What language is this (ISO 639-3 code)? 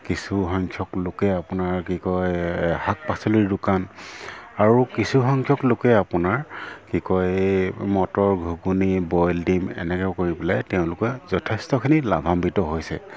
asm